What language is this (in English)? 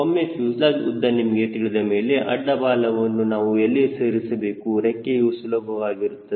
Kannada